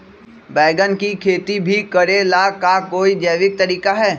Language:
Magahi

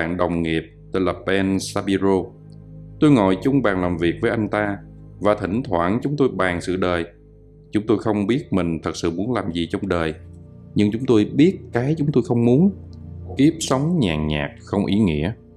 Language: Vietnamese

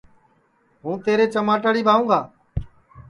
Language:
Sansi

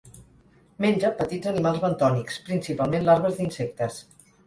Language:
Catalan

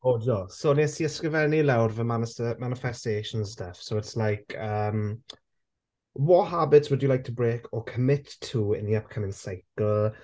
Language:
Welsh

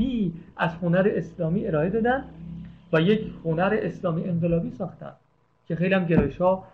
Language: Persian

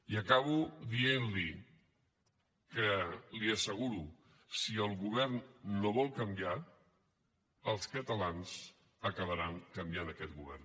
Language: Catalan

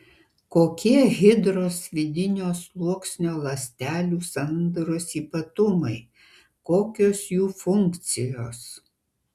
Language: Lithuanian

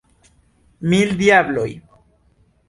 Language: Esperanto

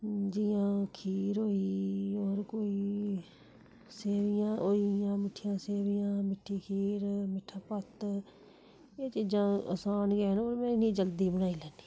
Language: Dogri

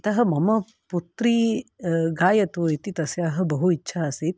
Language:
Sanskrit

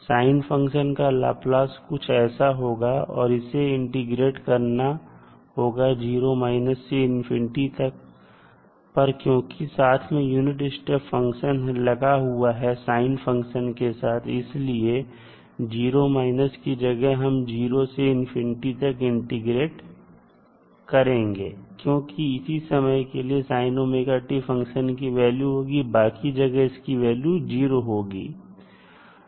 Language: Hindi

